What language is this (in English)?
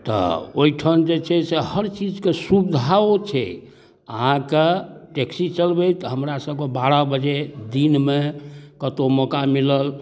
Maithili